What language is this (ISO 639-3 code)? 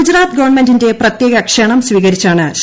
mal